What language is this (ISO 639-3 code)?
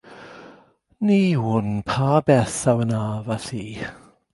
cym